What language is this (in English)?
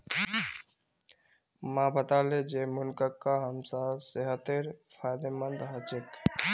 Magahi